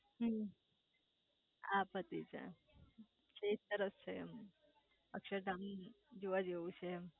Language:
Gujarati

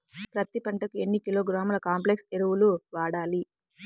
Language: Telugu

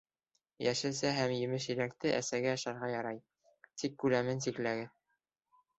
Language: Bashkir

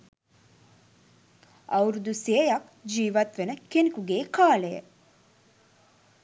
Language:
Sinhala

